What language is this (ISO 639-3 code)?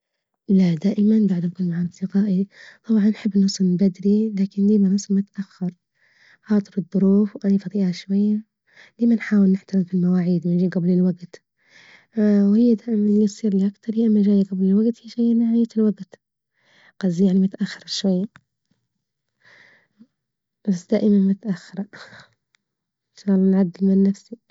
ayl